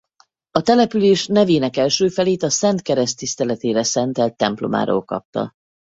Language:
Hungarian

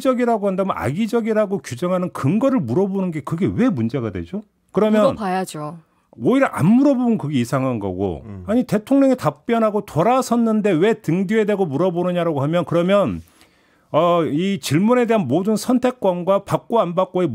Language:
Korean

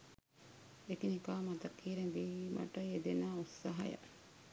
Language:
Sinhala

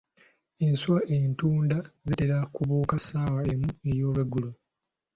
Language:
Ganda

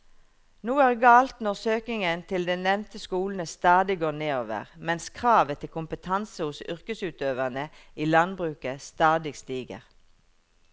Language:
Norwegian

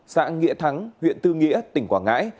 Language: Vietnamese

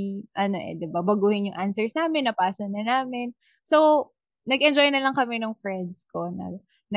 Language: Filipino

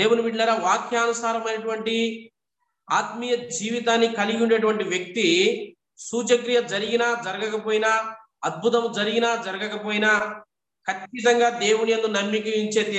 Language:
Telugu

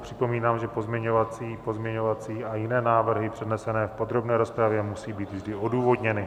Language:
Czech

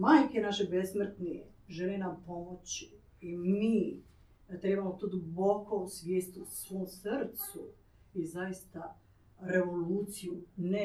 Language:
Croatian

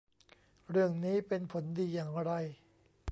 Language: Thai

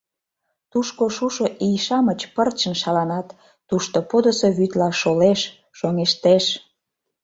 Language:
Mari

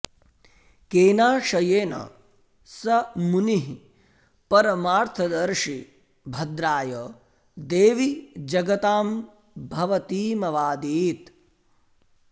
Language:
Sanskrit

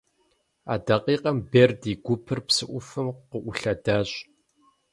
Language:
Kabardian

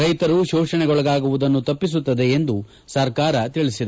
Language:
Kannada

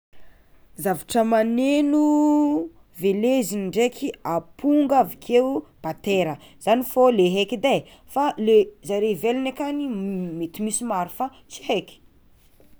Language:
Tsimihety Malagasy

